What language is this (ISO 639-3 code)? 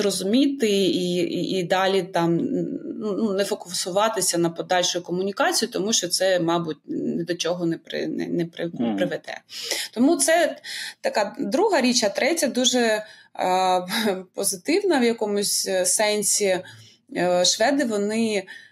ukr